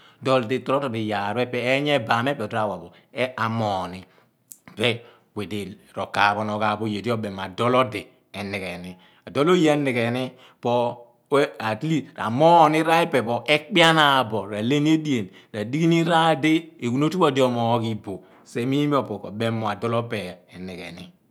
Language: Abua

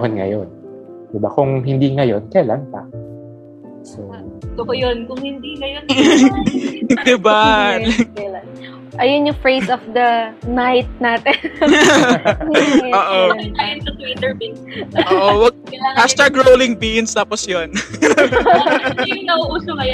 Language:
Filipino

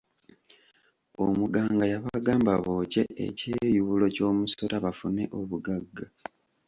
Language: Ganda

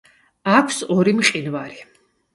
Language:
Georgian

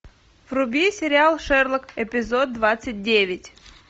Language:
Russian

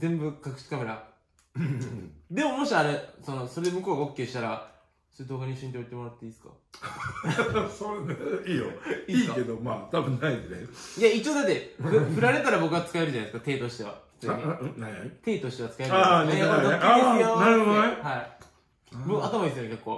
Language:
Japanese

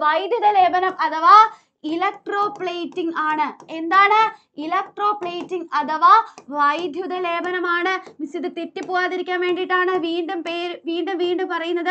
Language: Malayalam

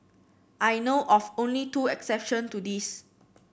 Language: English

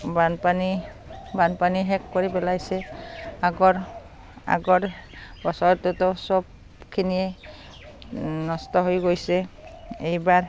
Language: Assamese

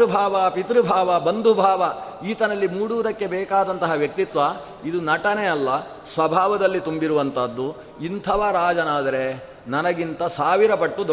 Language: Kannada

